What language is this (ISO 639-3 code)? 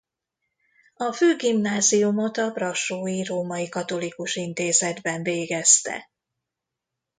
hun